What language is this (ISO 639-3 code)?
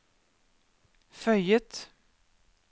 nor